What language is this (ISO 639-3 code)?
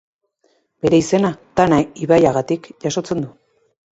eus